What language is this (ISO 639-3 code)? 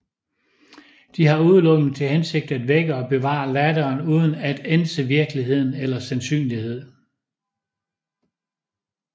dan